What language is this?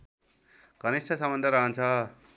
Nepali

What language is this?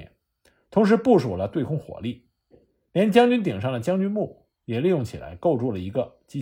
Chinese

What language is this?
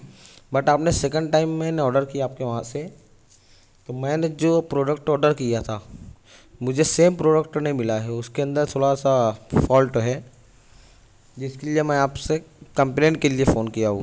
Urdu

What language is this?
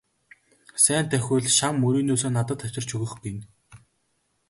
Mongolian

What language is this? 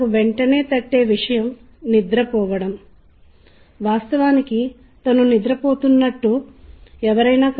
Telugu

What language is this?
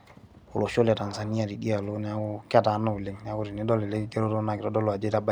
Masai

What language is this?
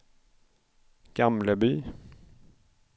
Swedish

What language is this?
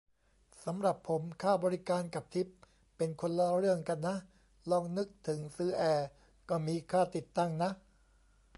Thai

